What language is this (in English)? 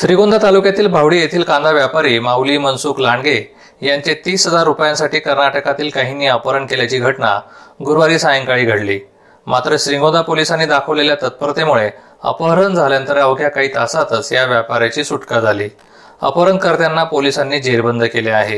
Marathi